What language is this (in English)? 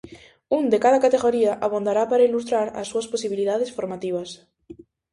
Galician